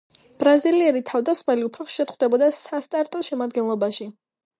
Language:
Georgian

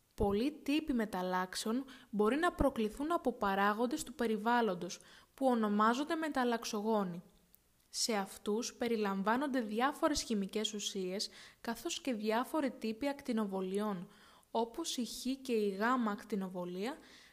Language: Greek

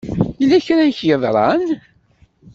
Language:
Kabyle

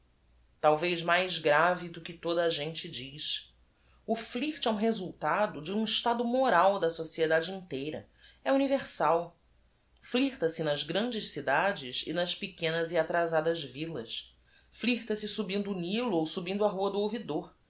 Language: Portuguese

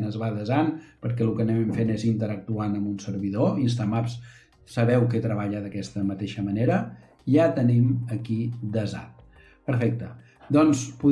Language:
Catalan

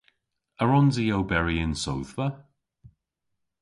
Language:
Cornish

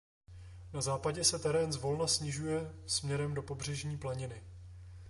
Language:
Czech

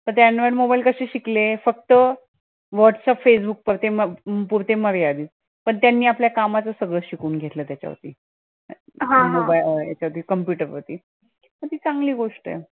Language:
Marathi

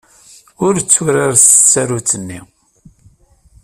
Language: Kabyle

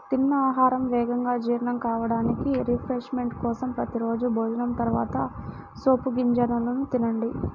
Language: Telugu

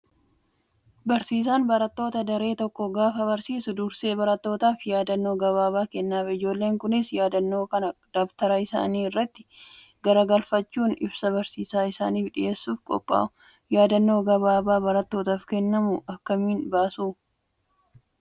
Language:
Oromo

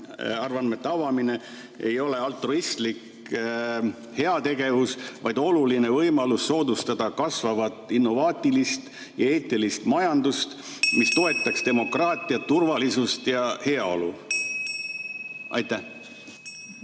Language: Estonian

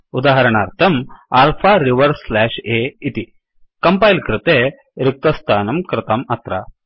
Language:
Sanskrit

